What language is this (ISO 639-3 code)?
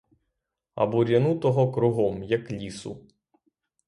ukr